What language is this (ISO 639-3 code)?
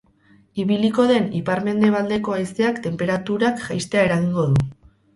eus